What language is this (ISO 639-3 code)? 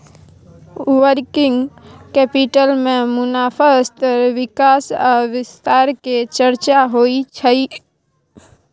mai